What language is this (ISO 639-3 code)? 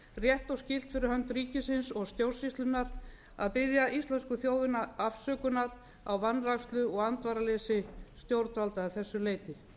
isl